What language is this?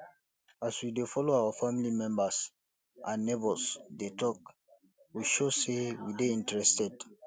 Nigerian Pidgin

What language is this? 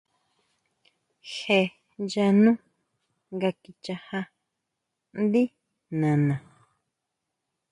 Huautla Mazatec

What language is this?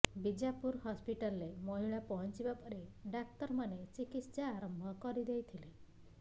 Odia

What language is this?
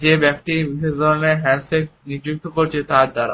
Bangla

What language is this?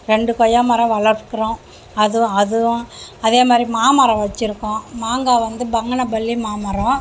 Tamil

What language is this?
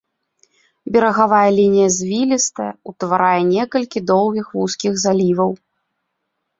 Belarusian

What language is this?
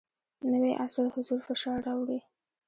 Pashto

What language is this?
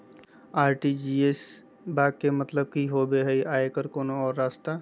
Magahi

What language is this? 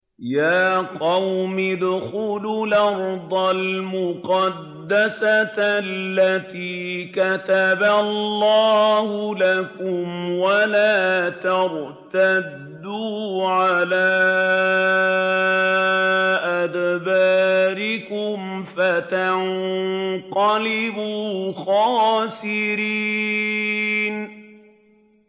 Arabic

